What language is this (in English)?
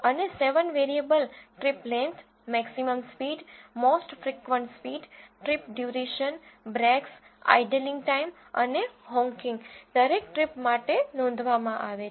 Gujarati